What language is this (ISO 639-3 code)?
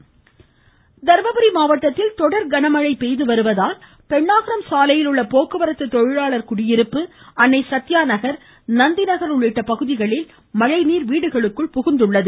tam